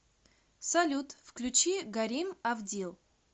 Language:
Russian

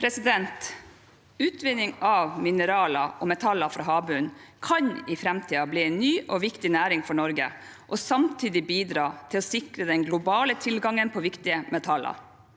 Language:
Norwegian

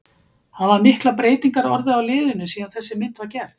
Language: Icelandic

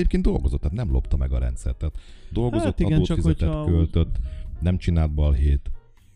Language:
Hungarian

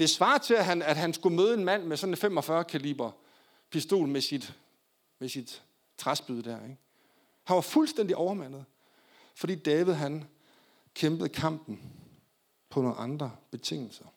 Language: Danish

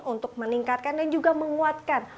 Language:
Indonesian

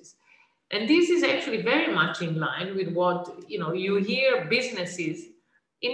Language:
English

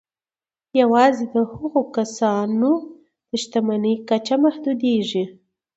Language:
Pashto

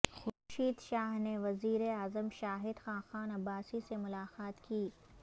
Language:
Urdu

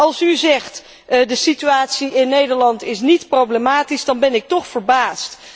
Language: Dutch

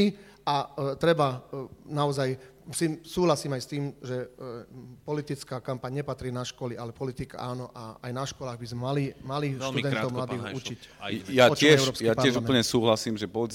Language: Slovak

